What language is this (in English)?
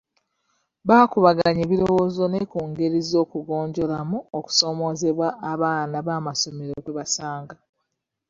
Ganda